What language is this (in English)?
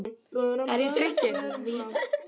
Icelandic